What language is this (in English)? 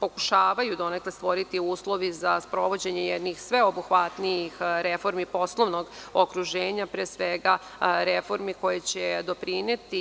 Serbian